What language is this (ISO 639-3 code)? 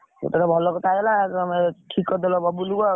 ori